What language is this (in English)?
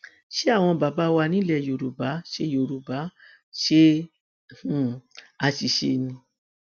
Yoruba